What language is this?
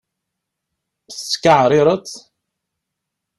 Kabyle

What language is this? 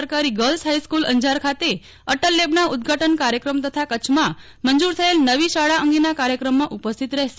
Gujarati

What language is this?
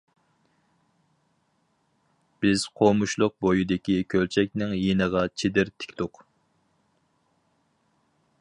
Uyghur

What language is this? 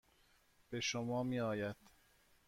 Persian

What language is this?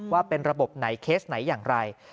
Thai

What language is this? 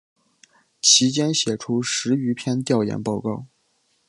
Chinese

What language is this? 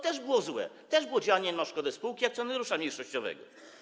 Polish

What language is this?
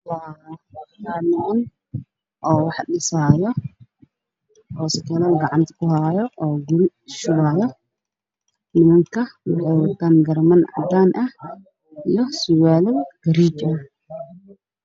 Somali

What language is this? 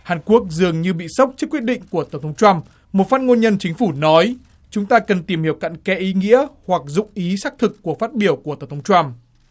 Vietnamese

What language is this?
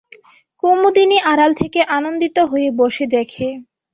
Bangla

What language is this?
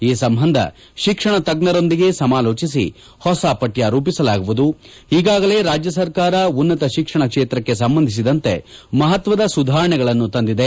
Kannada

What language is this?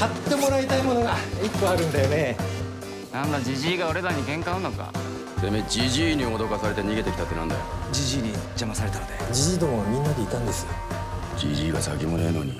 Japanese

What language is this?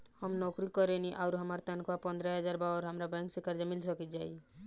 Bhojpuri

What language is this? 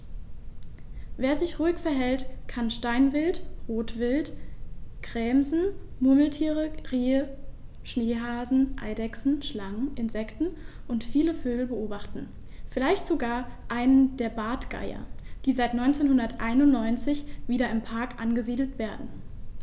German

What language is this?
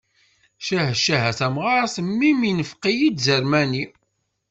Kabyle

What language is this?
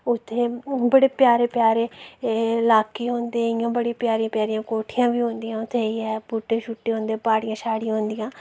Dogri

